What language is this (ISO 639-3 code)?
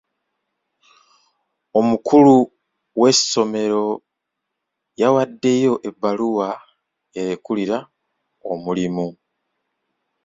lug